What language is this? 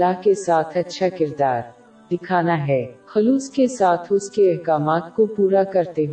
Urdu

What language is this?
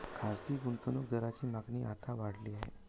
Marathi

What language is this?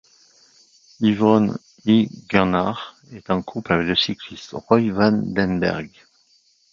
French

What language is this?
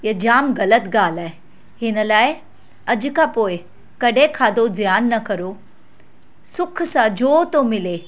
Sindhi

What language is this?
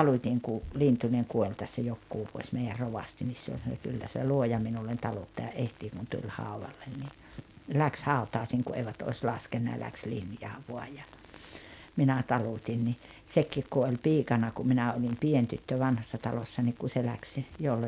Finnish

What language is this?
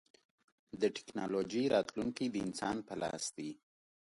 Pashto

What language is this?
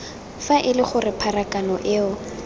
Tswana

